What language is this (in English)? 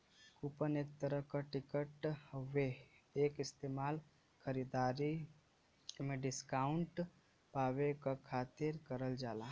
Bhojpuri